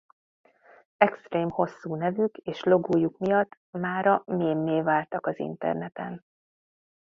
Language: Hungarian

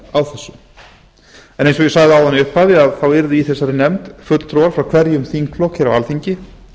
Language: Icelandic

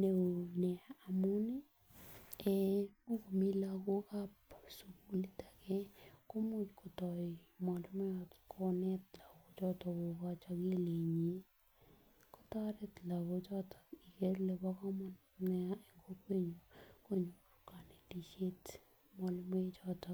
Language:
Kalenjin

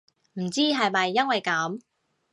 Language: Cantonese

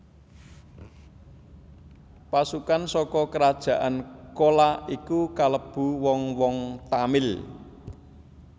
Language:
Javanese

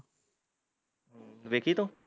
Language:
Punjabi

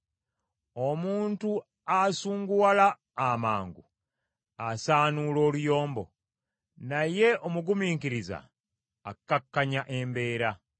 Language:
Ganda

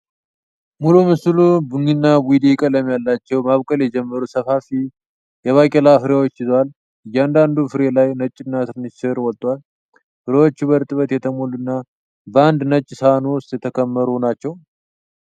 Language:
Amharic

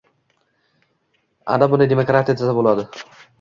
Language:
Uzbek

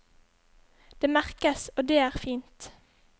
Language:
Norwegian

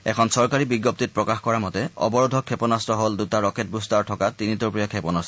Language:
Assamese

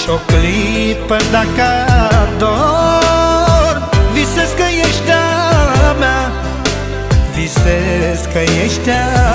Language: Romanian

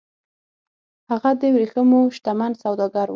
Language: Pashto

